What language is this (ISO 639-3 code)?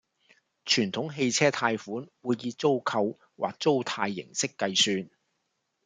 yue